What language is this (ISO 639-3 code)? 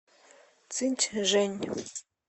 rus